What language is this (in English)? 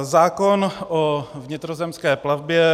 Czech